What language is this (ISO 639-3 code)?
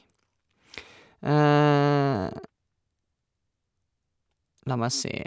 nor